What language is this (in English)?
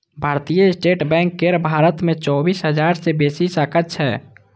Maithili